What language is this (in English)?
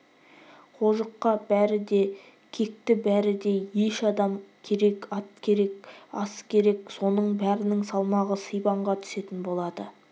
Kazakh